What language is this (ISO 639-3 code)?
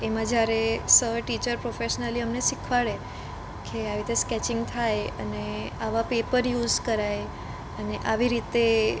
guj